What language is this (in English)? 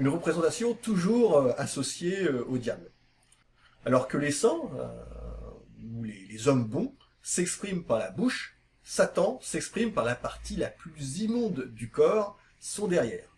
French